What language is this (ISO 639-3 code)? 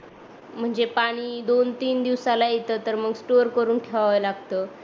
mar